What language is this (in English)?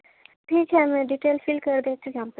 Urdu